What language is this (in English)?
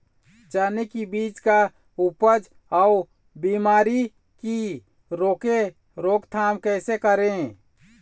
Chhattisgarhi